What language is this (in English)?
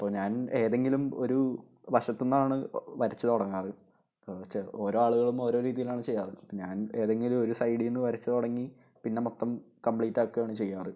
Malayalam